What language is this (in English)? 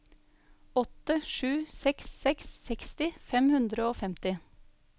Norwegian